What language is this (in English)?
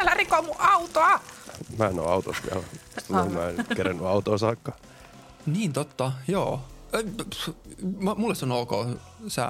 Finnish